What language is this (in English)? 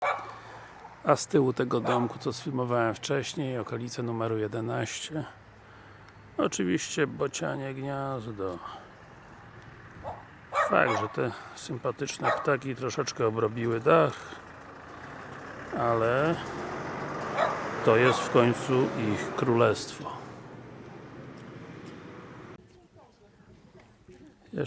Polish